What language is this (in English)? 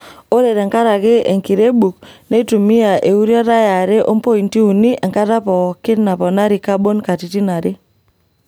Masai